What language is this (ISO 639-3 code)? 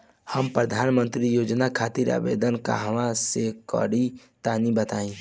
bho